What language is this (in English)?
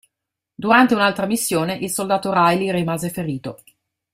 Italian